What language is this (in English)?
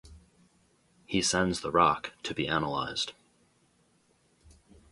English